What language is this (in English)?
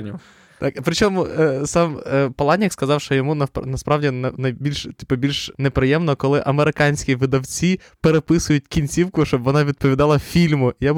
Ukrainian